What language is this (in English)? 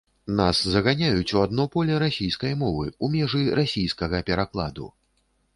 Belarusian